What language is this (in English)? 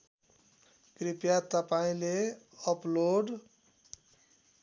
Nepali